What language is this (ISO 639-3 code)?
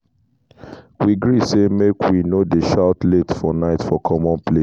pcm